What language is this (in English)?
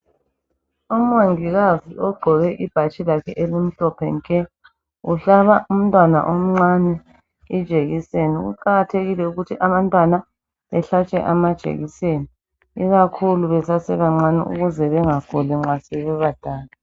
North Ndebele